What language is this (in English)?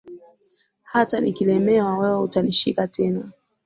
Swahili